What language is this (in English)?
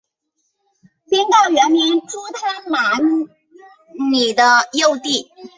Chinese